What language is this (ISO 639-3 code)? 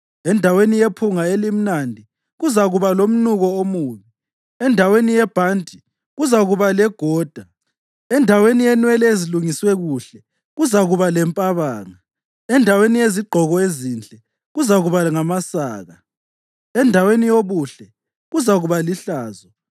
nde